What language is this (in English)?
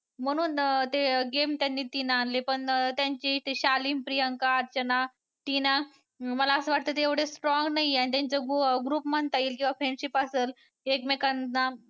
Marathi